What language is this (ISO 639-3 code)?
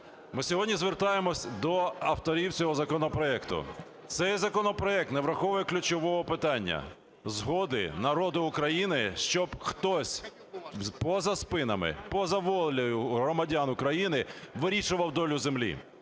ukr